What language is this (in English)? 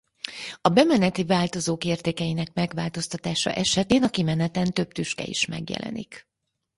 Hungarian